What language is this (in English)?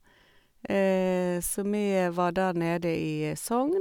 Norwegian